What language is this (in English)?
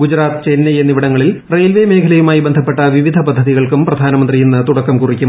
Malayalam